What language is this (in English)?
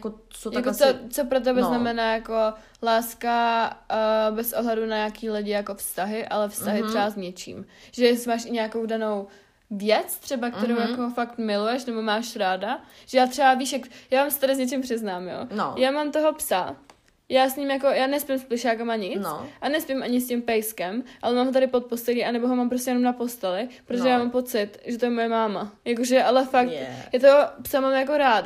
Czech